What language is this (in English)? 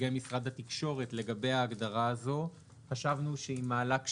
Hebrew